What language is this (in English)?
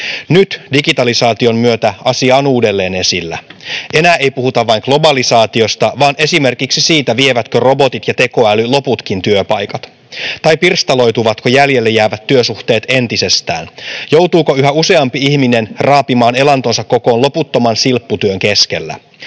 Finnish